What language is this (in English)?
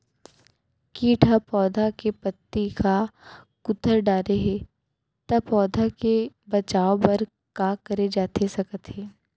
Chhattisgarhi